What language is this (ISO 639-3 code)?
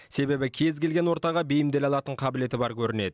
kaz